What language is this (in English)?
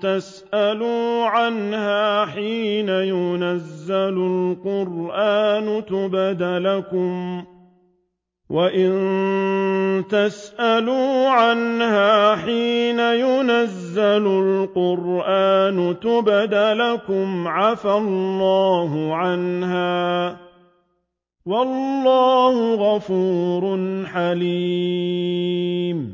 Arabic